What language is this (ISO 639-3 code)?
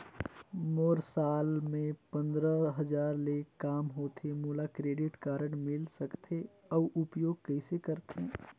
hne